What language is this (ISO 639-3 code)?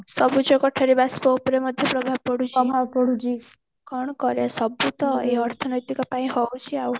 ori